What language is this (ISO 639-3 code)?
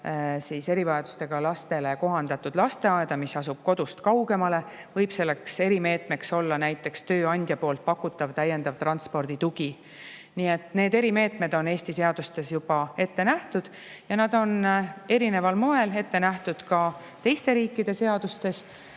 est